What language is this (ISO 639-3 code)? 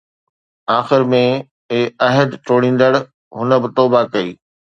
snd